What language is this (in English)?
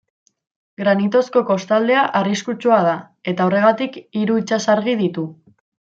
Basque